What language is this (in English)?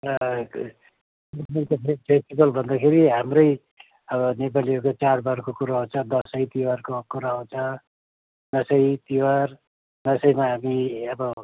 Nepali